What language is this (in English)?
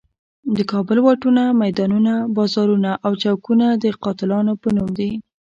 Pashto